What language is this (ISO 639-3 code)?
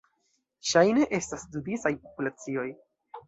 epo